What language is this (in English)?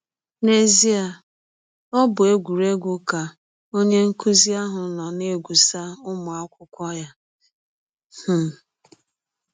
Igbo